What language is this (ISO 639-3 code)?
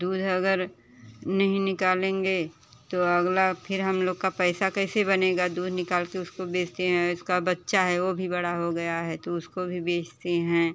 hin